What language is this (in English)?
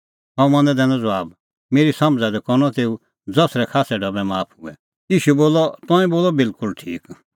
Kullu Pahari